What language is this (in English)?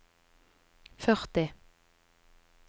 Norwegian